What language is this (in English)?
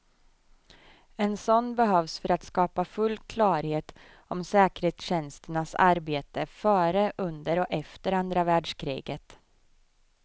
Swedish